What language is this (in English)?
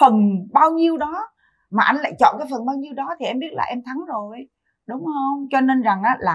Vietnamese